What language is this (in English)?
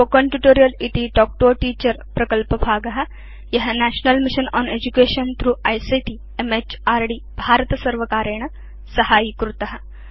Sanskrit